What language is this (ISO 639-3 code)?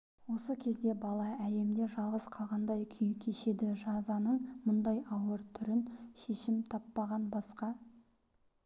kaz